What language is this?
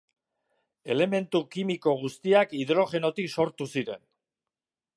Basque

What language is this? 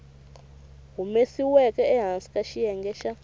Tsonga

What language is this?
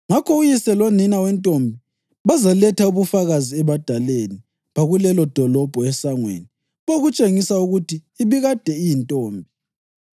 North Ndebele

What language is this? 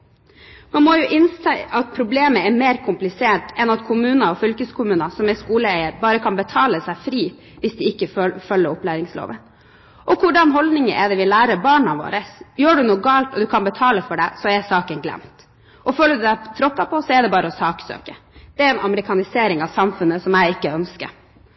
Norwegian Bokmål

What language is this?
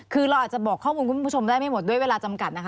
Thai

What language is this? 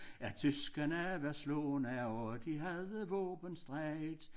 Danish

